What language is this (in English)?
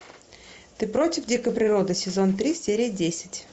Russian